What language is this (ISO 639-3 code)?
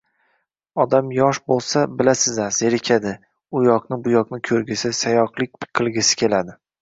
uzb